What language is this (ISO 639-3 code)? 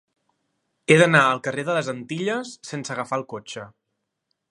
cat